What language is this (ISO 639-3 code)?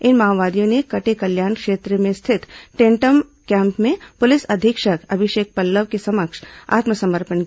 hin